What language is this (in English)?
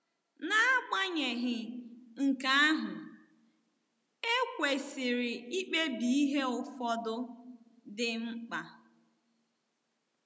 Igbo